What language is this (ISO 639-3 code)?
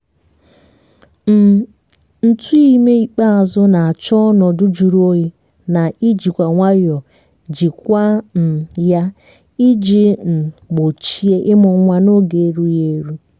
ibo